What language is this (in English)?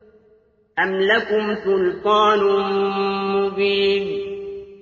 Arabic